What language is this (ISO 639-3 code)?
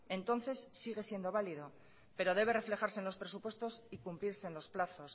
spa